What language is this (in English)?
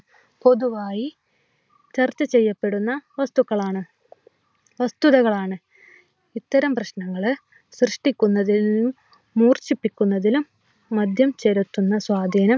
Malayalam